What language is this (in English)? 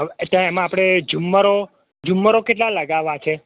Gujarati